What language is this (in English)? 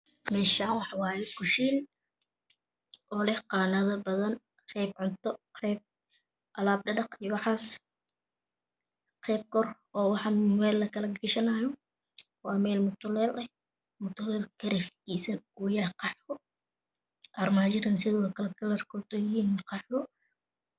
Somali